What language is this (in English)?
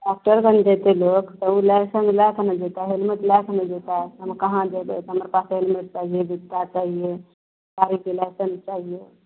Maithili